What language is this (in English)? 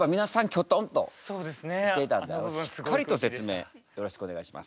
Japanese